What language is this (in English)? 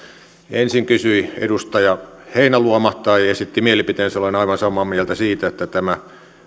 Finnish